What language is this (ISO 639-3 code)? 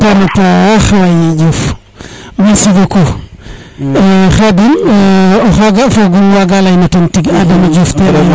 srr